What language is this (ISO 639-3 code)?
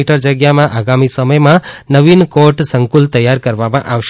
guj